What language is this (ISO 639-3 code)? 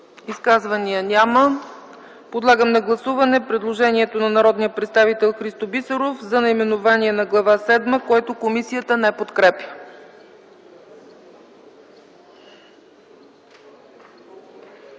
bul